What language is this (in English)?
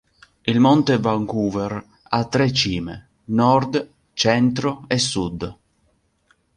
Italian